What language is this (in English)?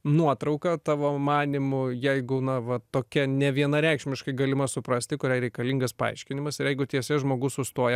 Lithuanian